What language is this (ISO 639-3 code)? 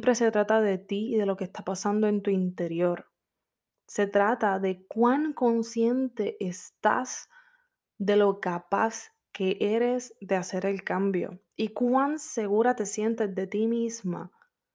spa